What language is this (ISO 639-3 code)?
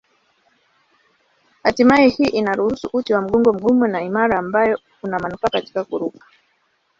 swa